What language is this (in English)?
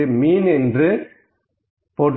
Tamil